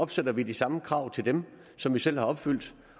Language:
Danish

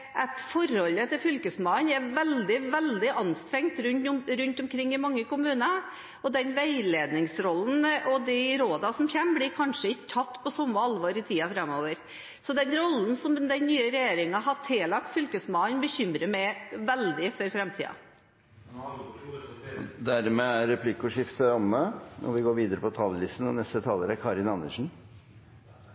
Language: Norwegian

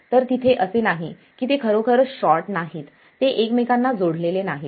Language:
Marathi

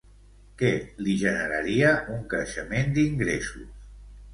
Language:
Catalan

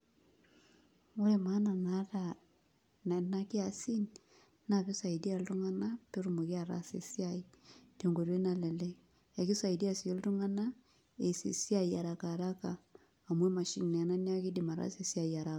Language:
Masai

